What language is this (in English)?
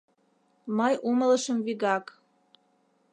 Mari